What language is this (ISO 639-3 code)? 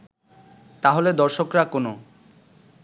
ben